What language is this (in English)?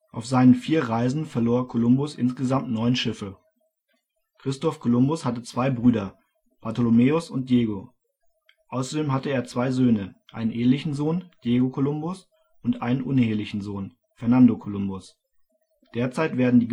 German